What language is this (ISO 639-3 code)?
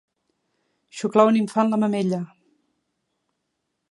cat